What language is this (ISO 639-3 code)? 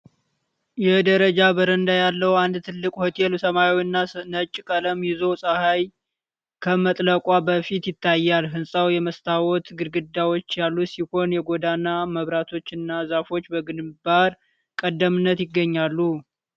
amh